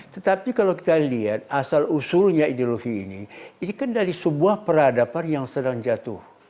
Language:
Indonesian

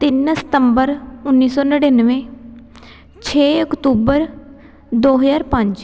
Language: Punjabi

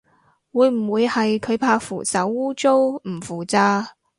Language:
Cantonese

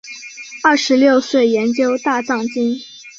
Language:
Chinese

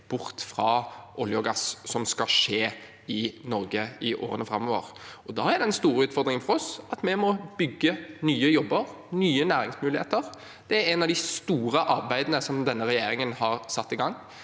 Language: Norwegian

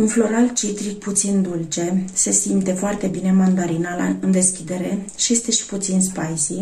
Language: Romanian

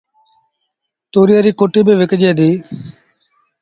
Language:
Sindhi Bhil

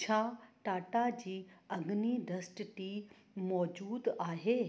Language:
Sindhi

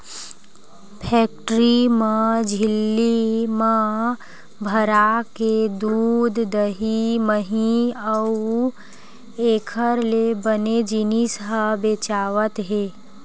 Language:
Chhattisgarhi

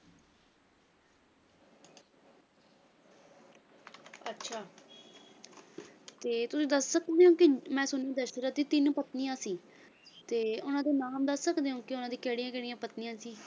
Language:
Punjabi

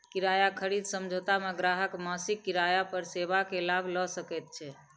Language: Maithili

